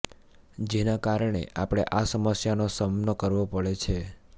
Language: Gujarati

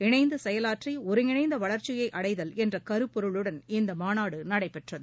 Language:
Tamil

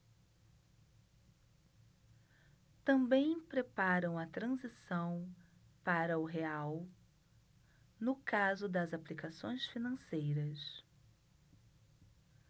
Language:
Portuguese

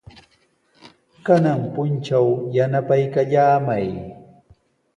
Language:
Sihuas Ancash Quechua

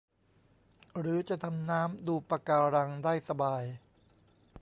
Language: Thai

